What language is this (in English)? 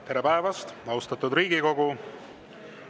Estonian